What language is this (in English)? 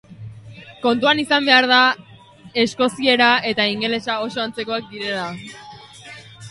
Basque